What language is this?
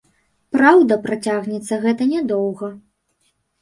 Belarusian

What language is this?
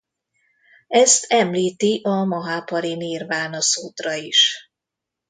Hungarian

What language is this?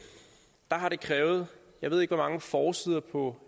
Danish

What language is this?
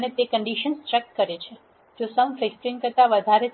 Gujarati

